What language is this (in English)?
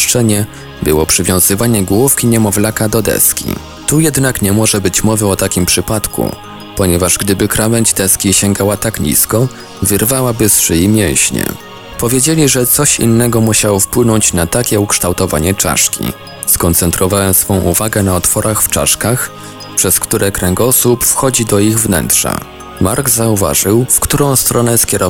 Polish